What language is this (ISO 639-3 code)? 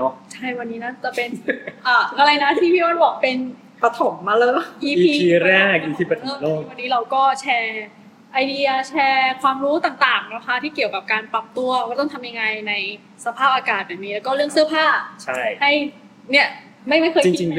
tha